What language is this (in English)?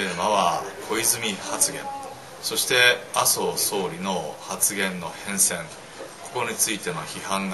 Japanese